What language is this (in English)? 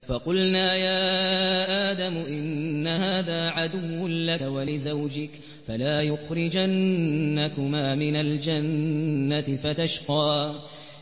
Arabic